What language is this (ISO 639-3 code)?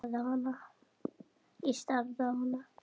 isl